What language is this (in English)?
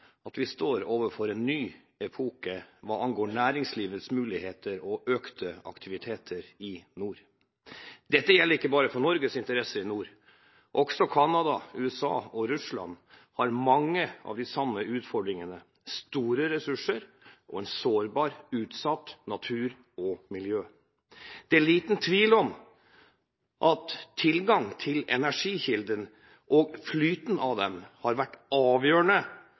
Norwegian Bokmål